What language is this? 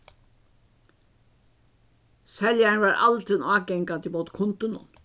Faroese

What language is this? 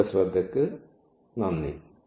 Malayalam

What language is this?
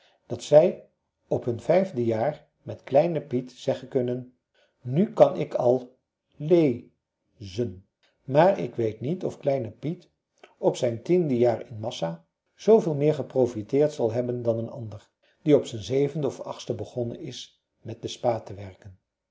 Dutch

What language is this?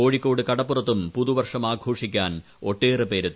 Malayalam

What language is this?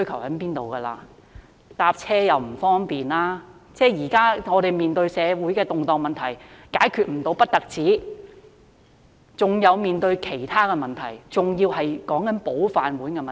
Cantonese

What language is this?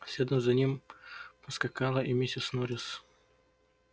Russian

